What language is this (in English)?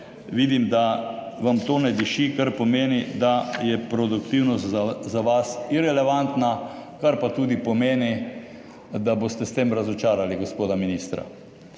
Slovenian